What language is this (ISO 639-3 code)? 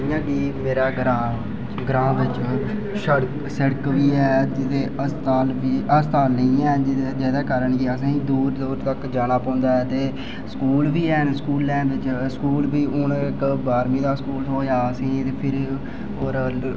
doi